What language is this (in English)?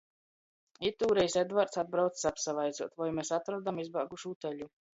Latgalian